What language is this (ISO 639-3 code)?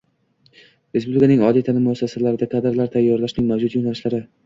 uzb